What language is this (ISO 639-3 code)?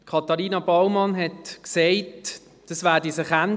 gsw